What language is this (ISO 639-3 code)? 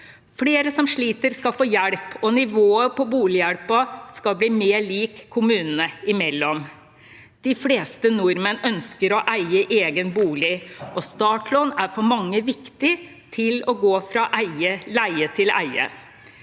nor